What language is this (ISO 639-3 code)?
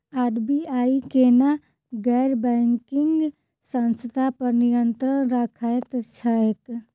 mai